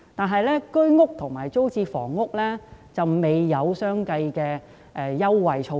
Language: Cantonese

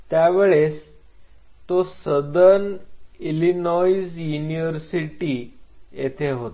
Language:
Marathi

